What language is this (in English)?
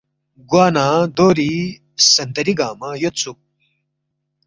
Balti